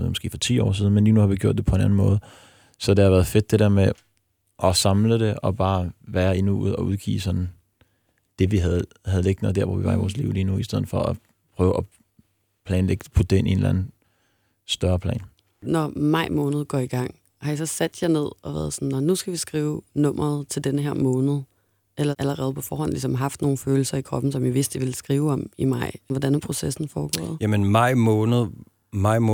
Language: Danish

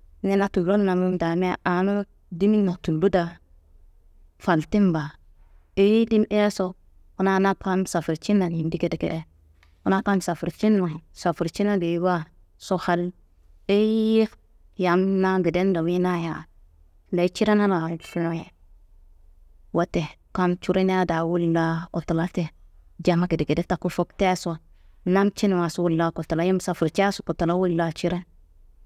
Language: Kanembu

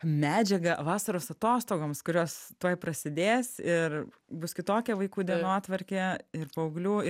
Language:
Lithuanian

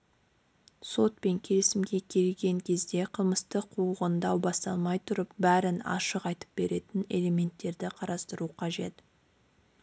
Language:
Kazakh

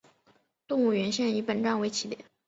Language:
Chinese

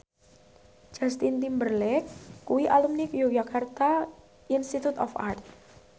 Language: Javanese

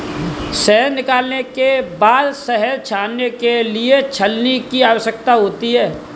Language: Hindi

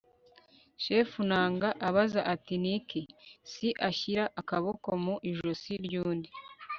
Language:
Kinyarwanda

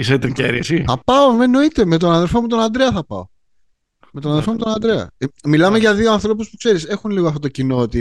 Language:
Greek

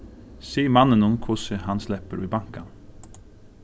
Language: Faroese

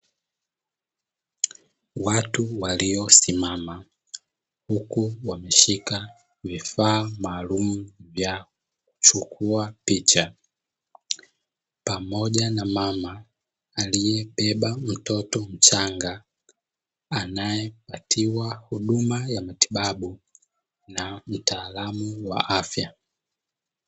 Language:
Swahili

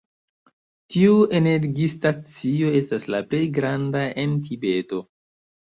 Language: Esperanto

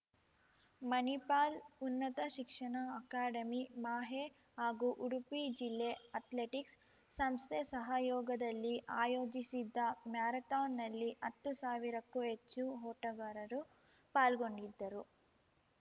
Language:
Kannada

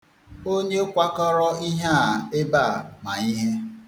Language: Igbo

